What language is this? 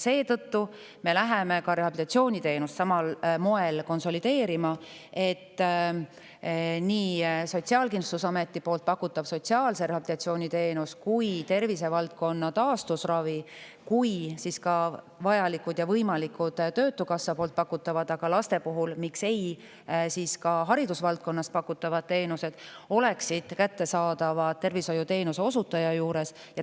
Estonian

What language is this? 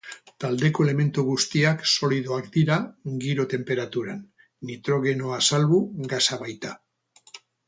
Basque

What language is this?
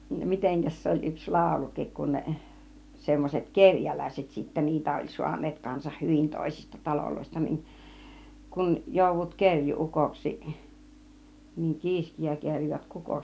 Finnish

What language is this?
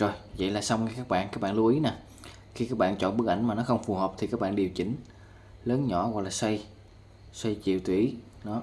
Vietnamese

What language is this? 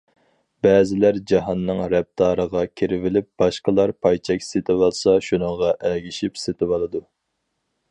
Uyghur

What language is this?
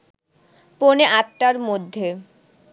Bangla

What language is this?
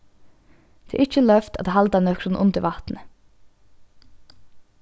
Faroese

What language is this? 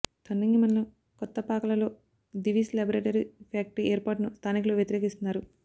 Telugu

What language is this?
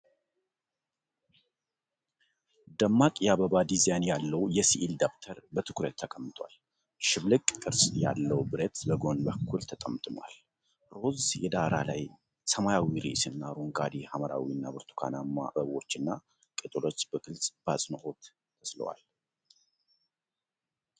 Amharic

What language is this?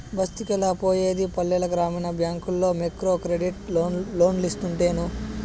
Telugu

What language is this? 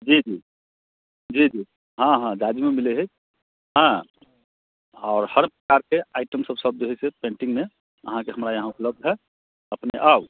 Maithili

